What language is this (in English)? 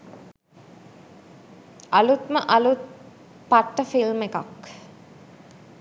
Sinhala